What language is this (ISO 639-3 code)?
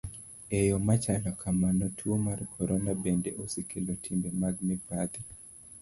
luo